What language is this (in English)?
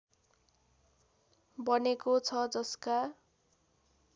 Nepali